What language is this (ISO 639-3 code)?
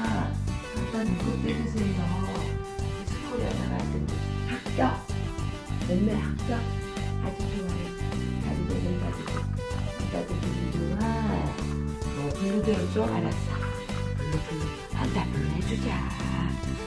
kor